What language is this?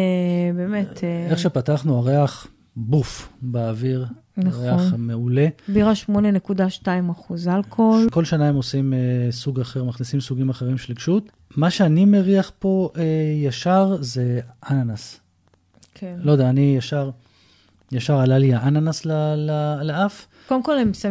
Hebrew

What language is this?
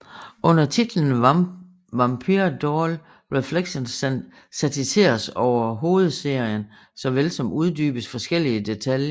Danish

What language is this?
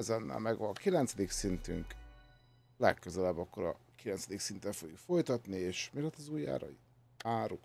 Hungarian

